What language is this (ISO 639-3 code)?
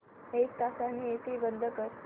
mar